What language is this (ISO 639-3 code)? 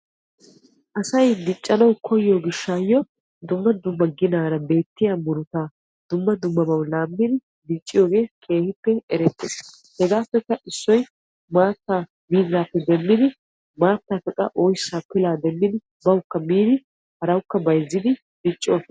wal